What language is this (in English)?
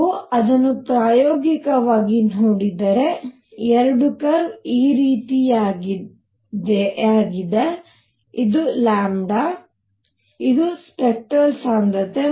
Kannada